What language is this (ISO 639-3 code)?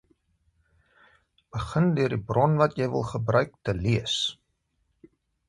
afr